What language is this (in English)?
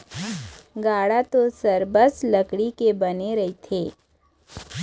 Chhattisgarhi